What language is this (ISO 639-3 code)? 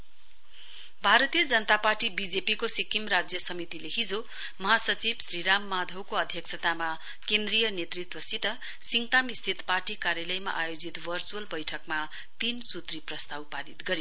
nep